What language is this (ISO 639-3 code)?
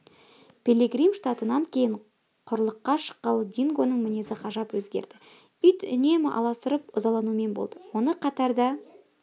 kaz